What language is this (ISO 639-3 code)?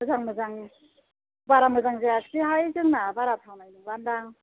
brx